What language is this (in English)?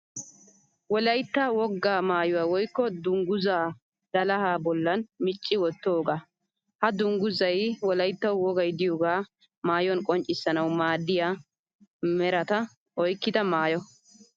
Wolaytta